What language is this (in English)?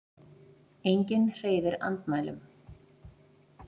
Icelandic